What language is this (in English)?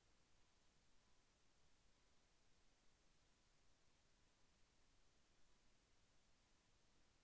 Telugu